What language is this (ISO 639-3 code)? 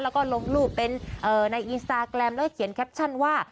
tha